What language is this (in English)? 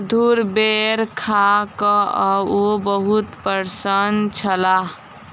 Maithili